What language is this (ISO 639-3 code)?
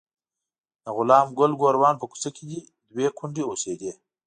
pus